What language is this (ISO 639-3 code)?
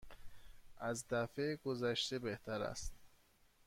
fas